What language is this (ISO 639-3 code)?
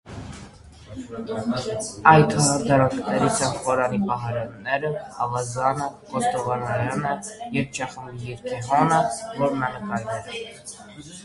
hye